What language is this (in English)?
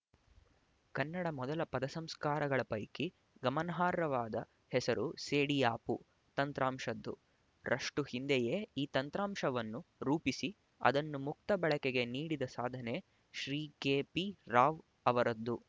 Kannada